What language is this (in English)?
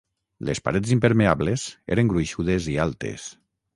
Catalan